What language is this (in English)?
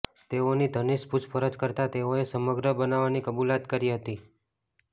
Gujarati